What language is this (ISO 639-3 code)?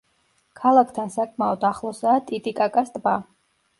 kat